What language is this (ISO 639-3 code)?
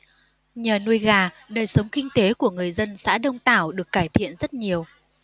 vie